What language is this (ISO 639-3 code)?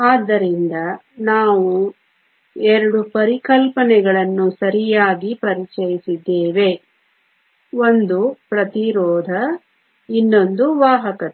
kan